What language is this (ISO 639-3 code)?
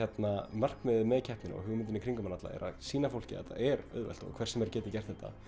isl